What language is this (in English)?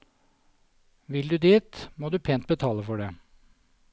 Norwegian